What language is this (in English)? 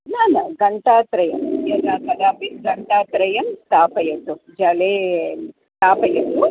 Sanskrit